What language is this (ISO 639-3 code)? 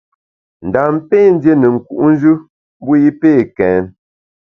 bax